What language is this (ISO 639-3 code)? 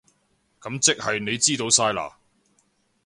yue